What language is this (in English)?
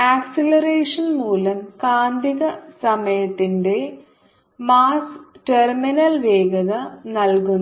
Malayalam